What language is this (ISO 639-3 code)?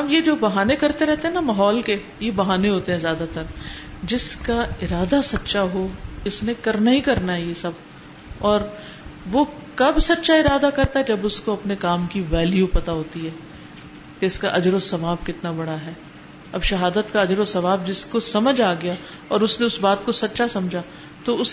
urd